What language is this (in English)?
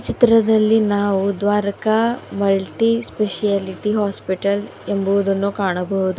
Kannada